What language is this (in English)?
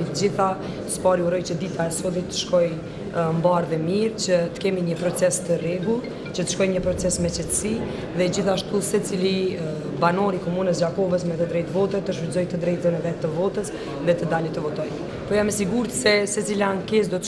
Romanian